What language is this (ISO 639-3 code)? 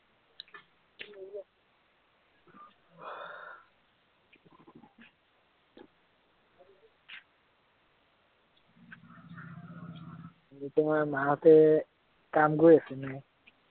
asm